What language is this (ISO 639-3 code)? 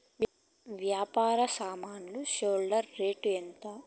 tel